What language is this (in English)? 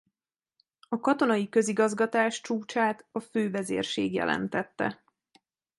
Hungarian